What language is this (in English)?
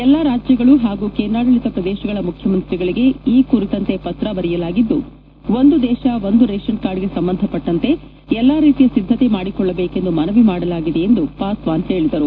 Kannada